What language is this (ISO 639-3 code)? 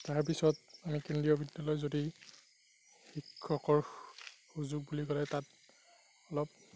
asm